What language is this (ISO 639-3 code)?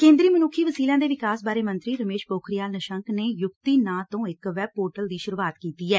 pan